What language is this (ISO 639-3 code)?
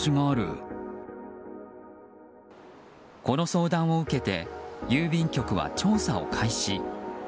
jpn